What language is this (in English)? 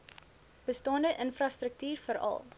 Afrikaans